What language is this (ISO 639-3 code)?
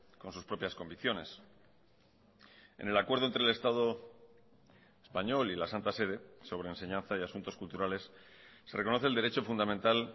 spa